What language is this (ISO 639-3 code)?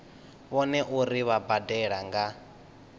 ven